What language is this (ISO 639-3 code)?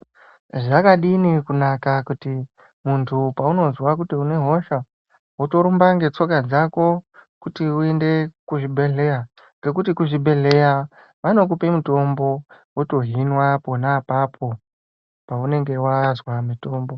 ndc